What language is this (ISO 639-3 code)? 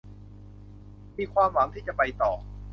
tha